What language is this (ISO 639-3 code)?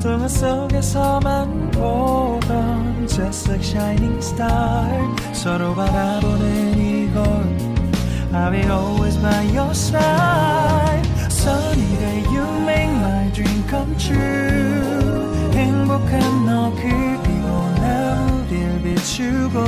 kor